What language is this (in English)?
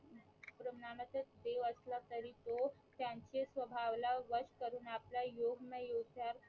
Marathi